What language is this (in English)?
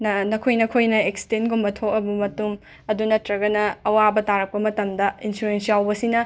Manipuri